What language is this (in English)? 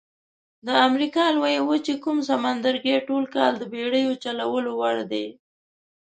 Pashto